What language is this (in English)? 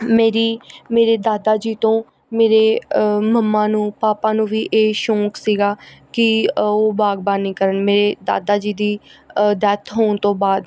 Punjabi